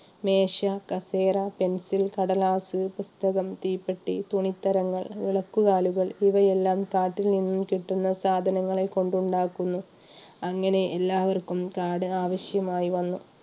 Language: Malayalam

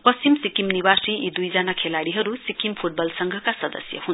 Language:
Nepali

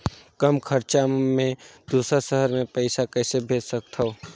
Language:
Chhattisgarhi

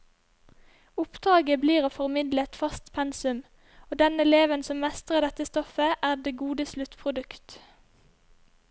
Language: Norwegian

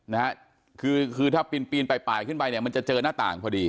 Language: Thai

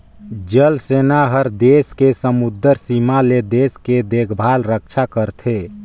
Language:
Chhattisgarhi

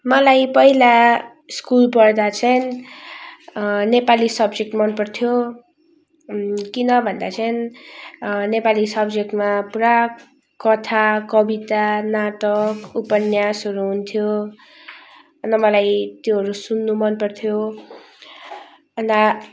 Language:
Nepali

